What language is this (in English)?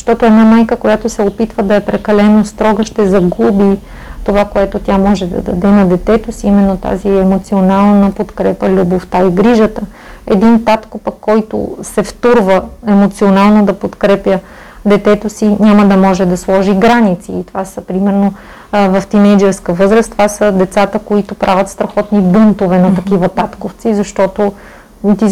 Bulgarian